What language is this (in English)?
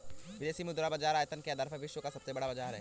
Hindi